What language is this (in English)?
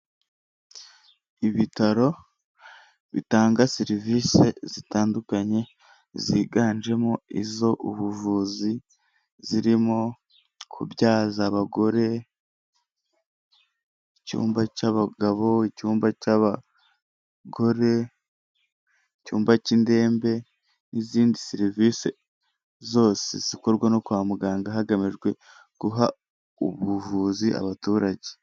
Kinyarwanda